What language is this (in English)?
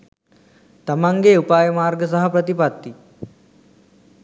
Sinhala